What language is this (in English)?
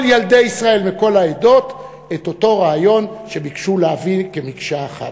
Hebrew